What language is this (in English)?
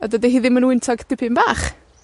Welsh